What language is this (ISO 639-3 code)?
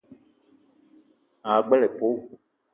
eto